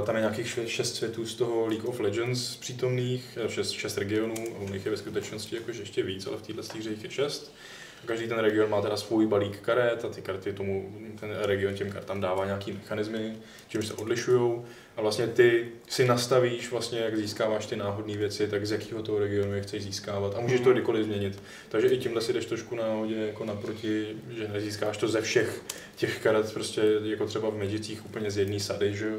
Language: Czech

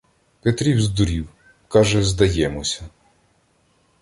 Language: Ukrainian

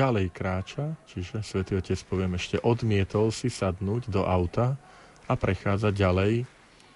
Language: Slovak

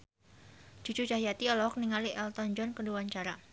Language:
Sundanese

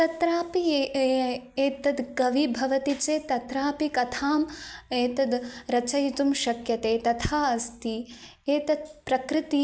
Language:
Sanskrit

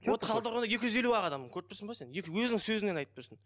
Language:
Kazakh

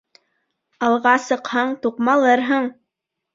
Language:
Bashkir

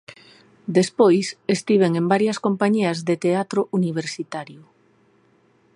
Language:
Galician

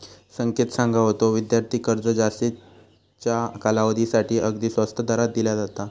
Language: Marathi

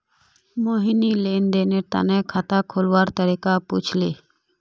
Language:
Magahi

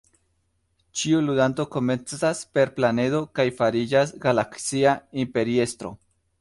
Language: Esperanto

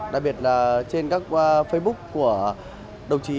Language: Vietnamese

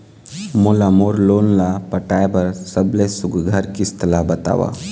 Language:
Chhattisgarhi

